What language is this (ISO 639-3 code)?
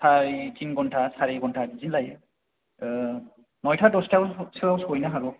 brx